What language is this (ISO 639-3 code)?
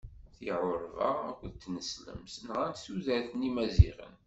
kab